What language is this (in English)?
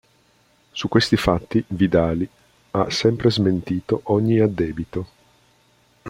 Italian